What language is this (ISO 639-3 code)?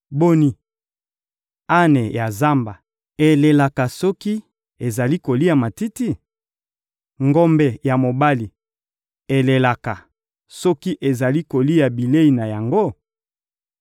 lin